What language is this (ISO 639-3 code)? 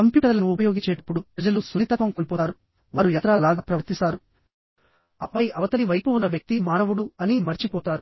tel